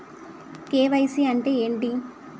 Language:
Telugu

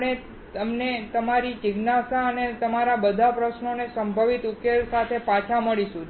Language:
Gujarati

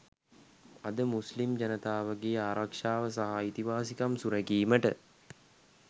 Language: Sinhala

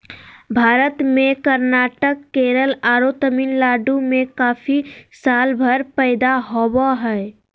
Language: Magahi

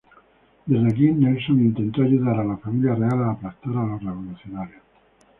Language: Spanish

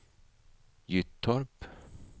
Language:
Swedish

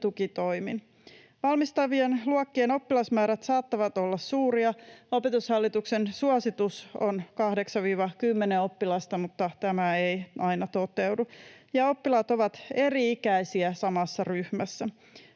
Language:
Finnish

